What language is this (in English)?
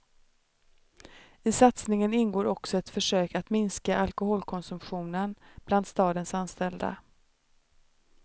Swedish